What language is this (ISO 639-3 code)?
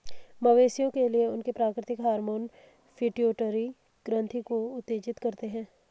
hin